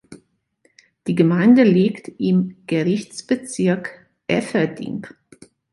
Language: German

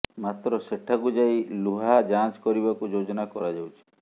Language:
Odia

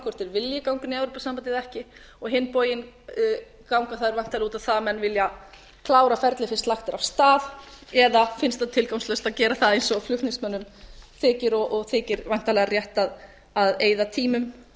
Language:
Icelandic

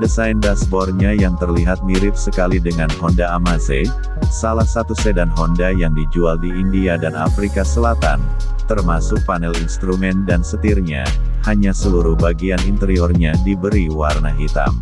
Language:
Indonesian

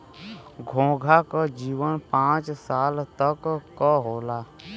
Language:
Bhojpuri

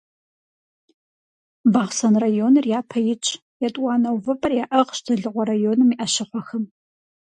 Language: Kabardian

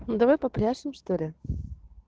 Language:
Russian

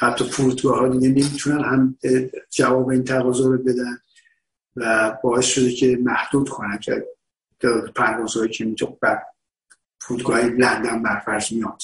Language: Persian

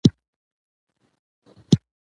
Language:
Pashto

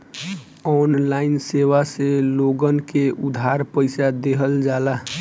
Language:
Bhojpuri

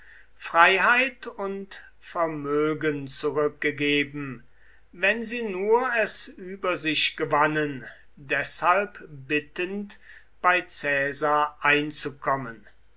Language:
German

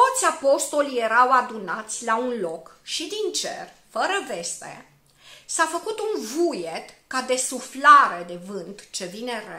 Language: Romanian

